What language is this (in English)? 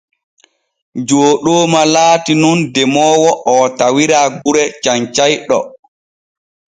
Borgu Fulfulde